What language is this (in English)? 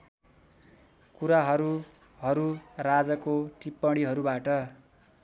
Nepali